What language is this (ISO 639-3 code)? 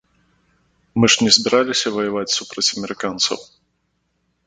bel